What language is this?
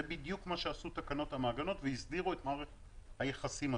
Hebrew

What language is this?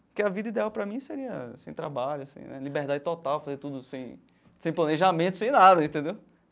Portuguese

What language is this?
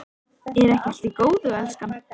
Icelandic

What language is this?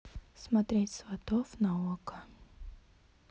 Russian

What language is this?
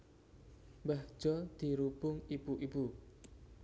Javanese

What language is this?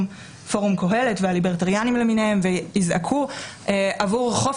Hebrew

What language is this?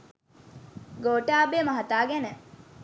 Sinhala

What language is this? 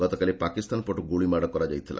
Odia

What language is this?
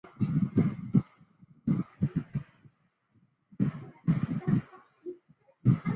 Chinese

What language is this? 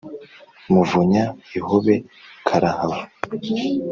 Kinyarwanda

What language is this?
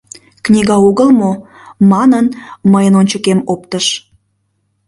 Mari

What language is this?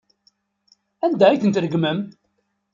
Kabyle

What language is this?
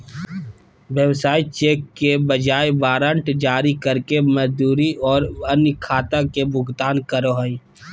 Magahi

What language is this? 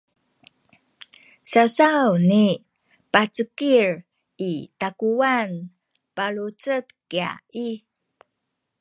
Sakizaya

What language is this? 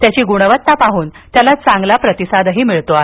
Marathi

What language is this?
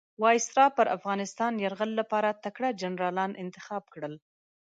Pashto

